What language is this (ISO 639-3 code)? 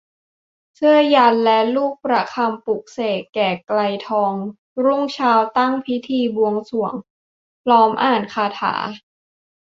tha